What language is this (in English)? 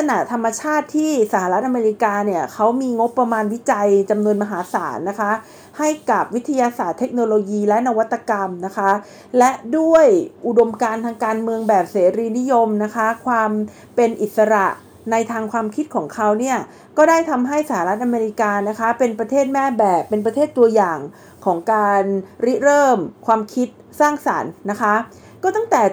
Thai